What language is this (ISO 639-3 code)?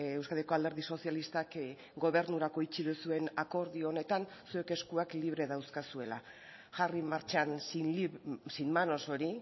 eus